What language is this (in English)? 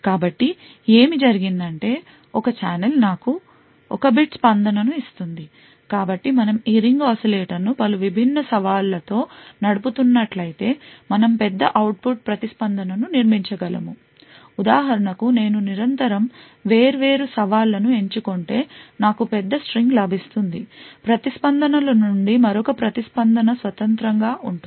Telugu